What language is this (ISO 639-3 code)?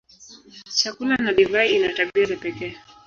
swa